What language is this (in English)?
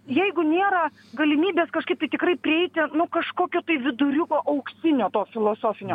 Lithuanian